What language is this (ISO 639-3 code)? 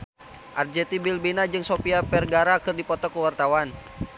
sun